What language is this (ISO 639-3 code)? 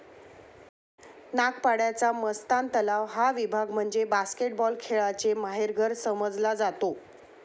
mar